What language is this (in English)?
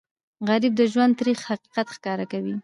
Pashto